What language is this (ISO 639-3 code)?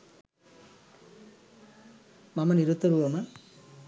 sin